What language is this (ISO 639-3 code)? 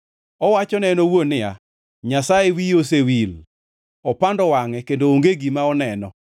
luo